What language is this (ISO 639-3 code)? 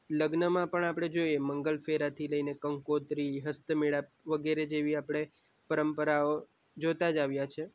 guj